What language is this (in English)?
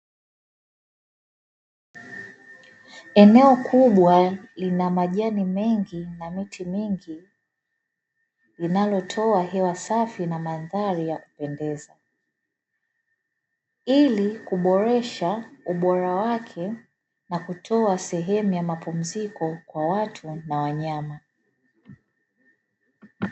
Swahili